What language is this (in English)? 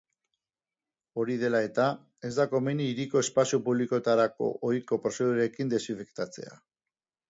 Basque